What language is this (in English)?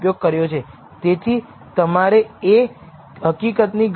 Gujarati